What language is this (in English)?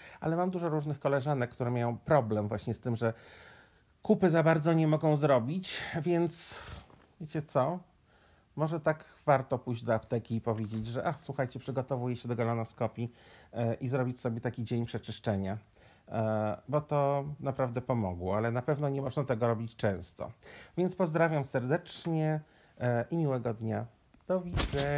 Polish